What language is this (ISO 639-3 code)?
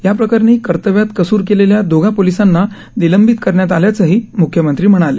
mar